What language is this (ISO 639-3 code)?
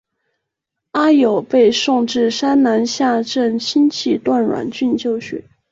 zho